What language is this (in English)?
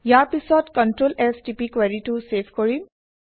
Assamese